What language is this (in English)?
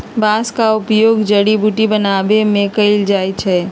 Magahi